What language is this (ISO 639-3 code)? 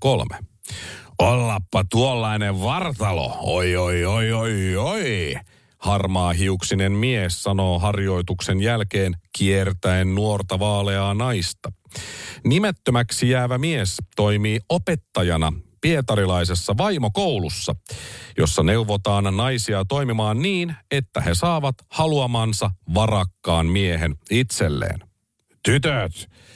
fin